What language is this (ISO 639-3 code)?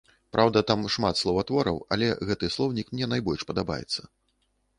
bel